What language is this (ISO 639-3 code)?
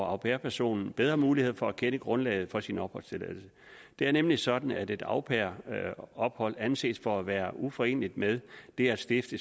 dan